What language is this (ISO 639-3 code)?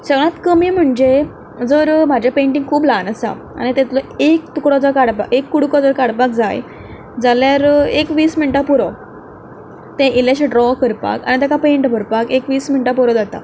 kok